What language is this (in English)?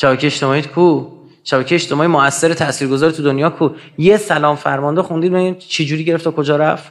Persian